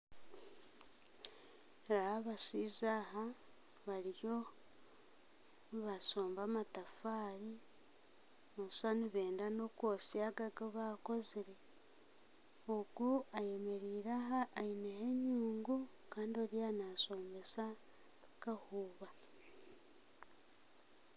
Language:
Nyankole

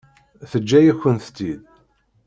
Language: Kabyle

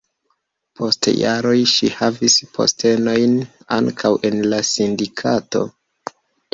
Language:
Esperanto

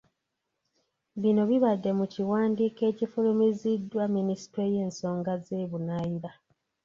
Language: Ganda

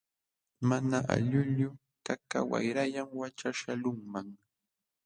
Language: Jauja Wanca Quechua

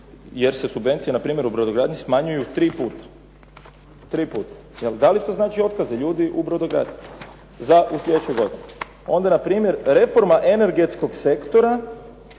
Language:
Croatian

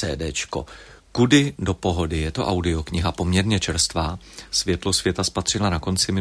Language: Czech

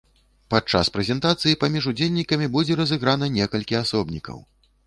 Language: Belarusian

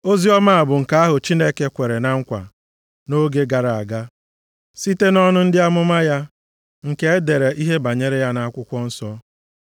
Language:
Igbo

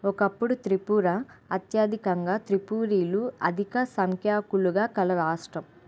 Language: Telugu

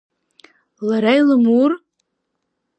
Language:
Abkhazian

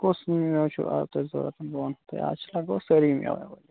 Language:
Kashmiri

